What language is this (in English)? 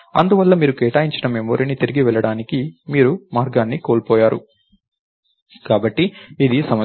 Telugu